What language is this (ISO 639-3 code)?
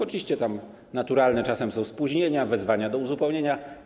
pol